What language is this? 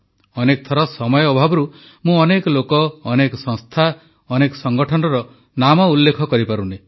Odia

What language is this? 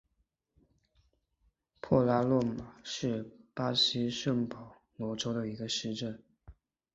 Chinese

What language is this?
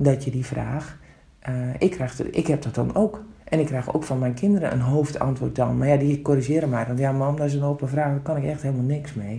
Dutch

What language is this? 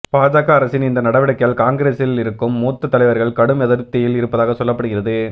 Tamil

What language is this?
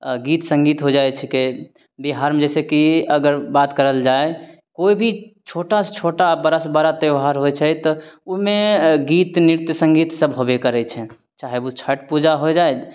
Maithili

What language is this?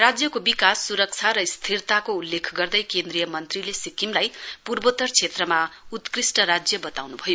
Nepali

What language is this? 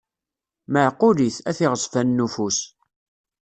Kabyle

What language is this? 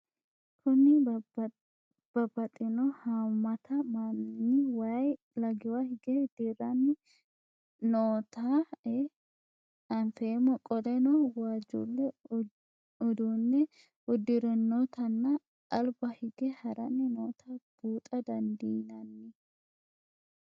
Sidamo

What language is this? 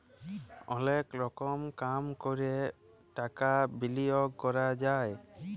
Bangla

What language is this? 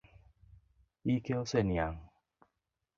Luo (Kenya and Tanzania)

